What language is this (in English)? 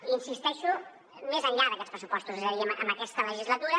Catalan